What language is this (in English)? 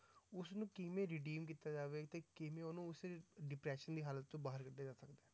Punjabi